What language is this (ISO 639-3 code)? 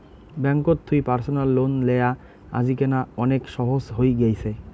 ben